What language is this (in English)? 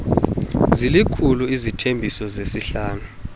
Xhosa